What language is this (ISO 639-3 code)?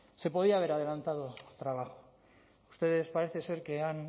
spa